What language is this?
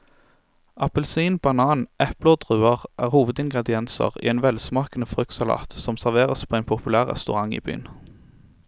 Norwegian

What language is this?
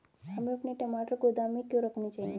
Hindi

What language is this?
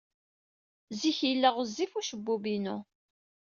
Kabyle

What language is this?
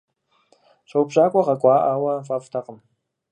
Kabardian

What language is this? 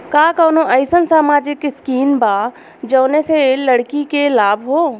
Bhojpuri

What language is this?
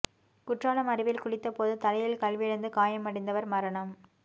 Tamil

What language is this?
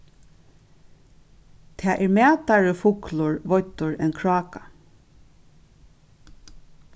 Faroese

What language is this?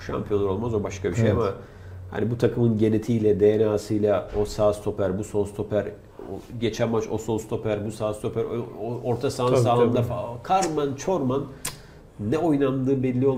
Turkish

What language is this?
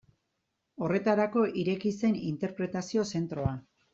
Basque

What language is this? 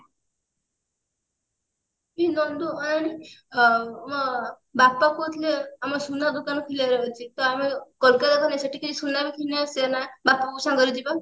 Odia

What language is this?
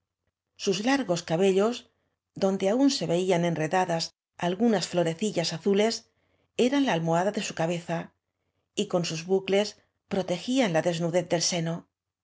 Spanish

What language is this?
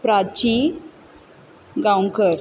Konkani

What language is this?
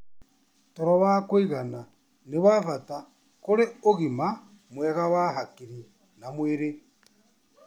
Kikuyu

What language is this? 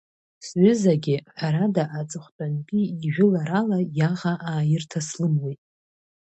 Abkhazian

